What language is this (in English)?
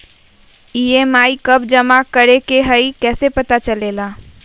Magahi